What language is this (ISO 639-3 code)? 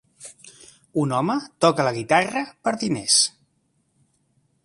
cat